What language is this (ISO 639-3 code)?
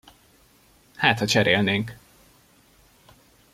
hun